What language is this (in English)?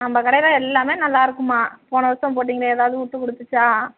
Tamil